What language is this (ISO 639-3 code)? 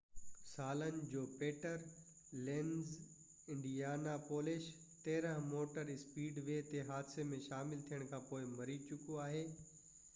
snd